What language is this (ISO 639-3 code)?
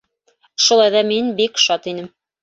bak